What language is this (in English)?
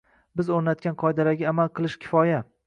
Uzbek